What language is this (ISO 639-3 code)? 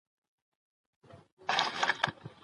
pus